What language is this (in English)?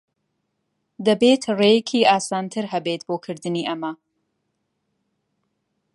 Central Kurdish